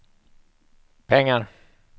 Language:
Swedish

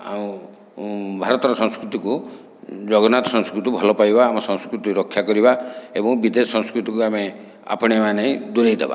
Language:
Odia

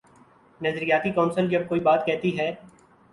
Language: Urdu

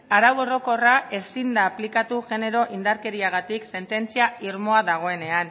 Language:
Basque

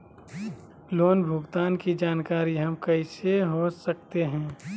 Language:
Magahi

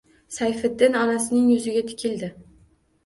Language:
Uzbek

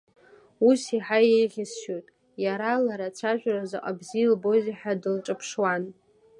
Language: Abkhazian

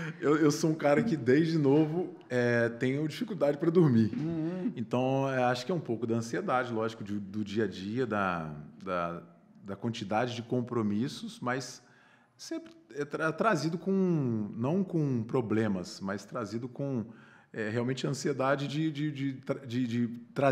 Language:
Portuguese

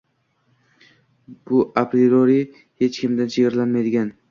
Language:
Uzbek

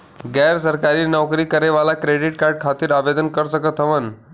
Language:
Bhojpuri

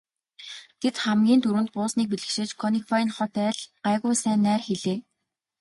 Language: Mongolian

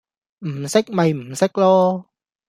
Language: Cantonese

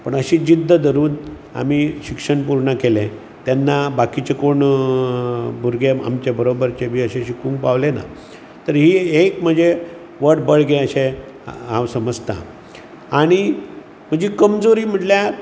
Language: Konkani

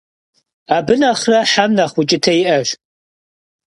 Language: Kabardian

